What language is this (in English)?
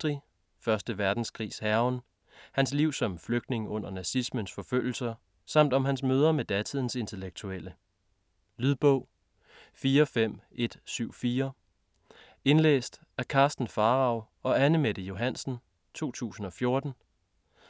Danish